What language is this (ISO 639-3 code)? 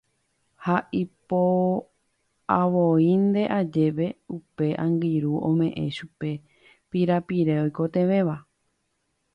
grn